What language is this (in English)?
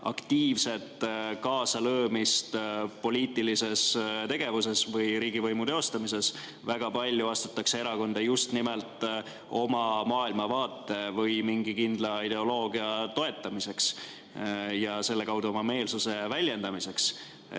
Estonian